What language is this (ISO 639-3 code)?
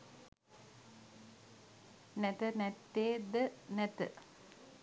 sin